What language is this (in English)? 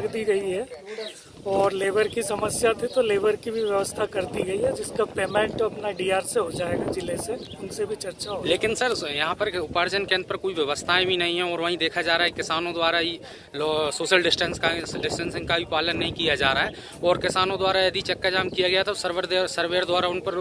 Hindi